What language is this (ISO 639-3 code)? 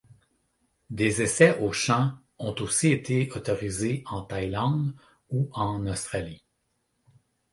fra